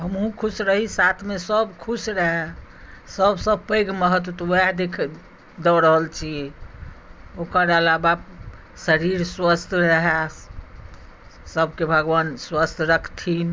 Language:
Maithili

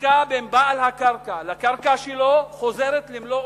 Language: Hebrew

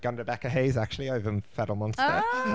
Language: Welsh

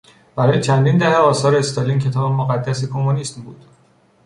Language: Persian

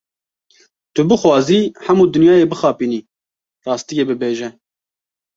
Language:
Kurdish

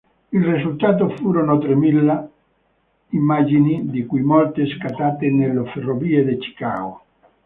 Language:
Italian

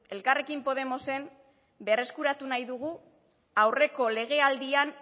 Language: Basque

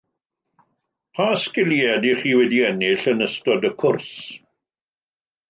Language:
Welsh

